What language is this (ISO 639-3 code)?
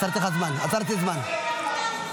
heb